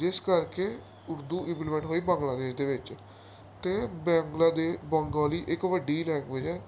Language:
Punjabi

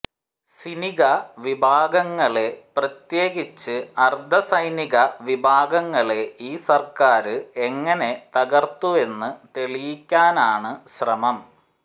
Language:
Malayalam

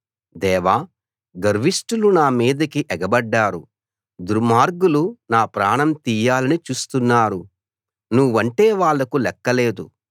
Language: Telugu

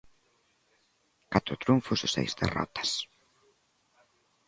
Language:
Galician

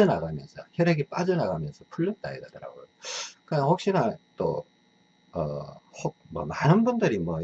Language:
Korean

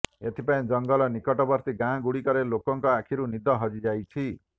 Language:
Odia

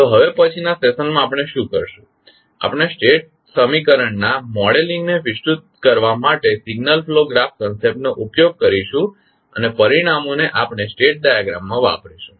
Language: Gujarati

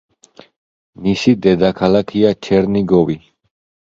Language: Georgian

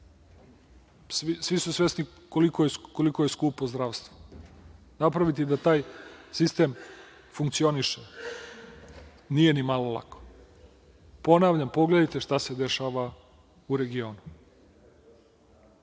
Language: Serbian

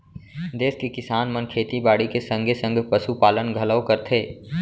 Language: Chhattisgarhi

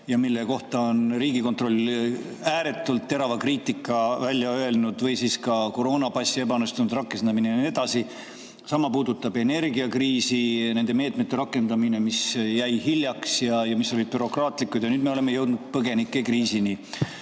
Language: Estonian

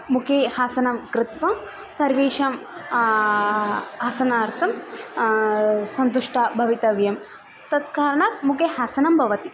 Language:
Sanskrit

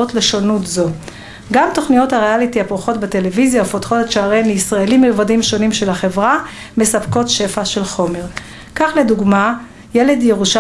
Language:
Hebrew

